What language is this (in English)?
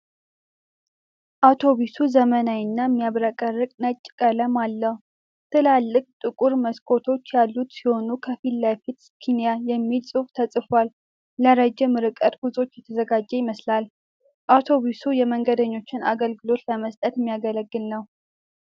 Amharic